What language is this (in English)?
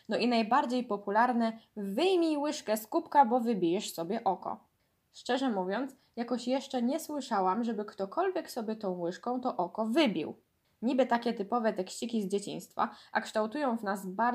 Polish